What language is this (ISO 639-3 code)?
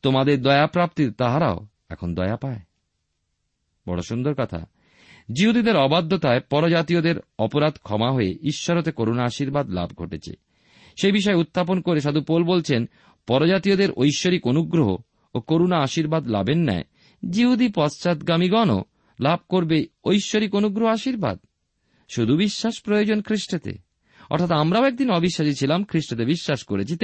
ben